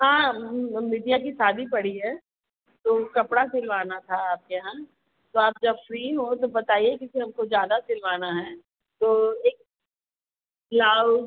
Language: Hindi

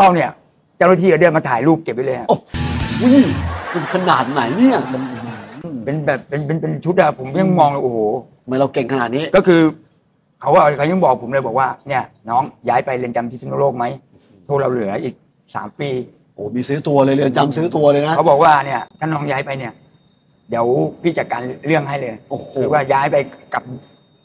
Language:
Thai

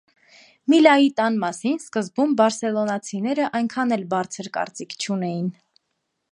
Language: Armenian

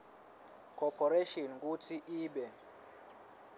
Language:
Swati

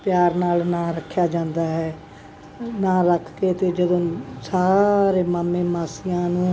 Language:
Punjabi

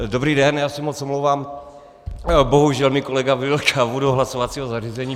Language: Czech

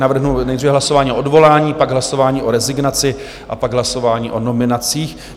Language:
Czech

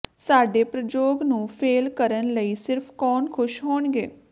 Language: Punjabi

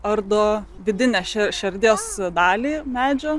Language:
Lithuanian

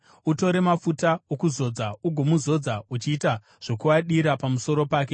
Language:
Shona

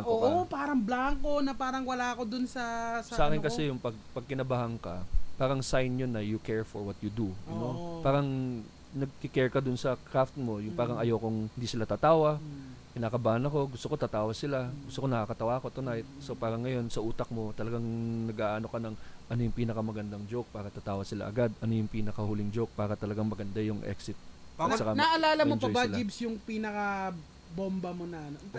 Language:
Filipino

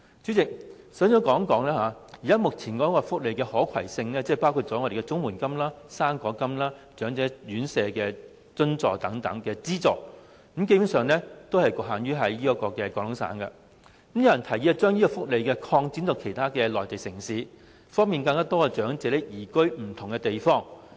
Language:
Cantonese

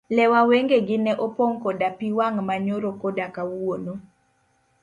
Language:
Luo (Kenya and Tanzania)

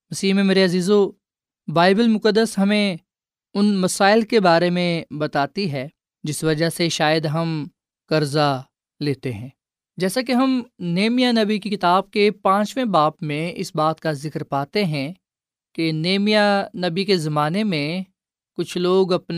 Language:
Urdu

